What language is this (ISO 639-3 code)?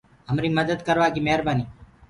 ggg